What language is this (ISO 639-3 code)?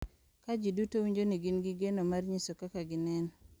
luo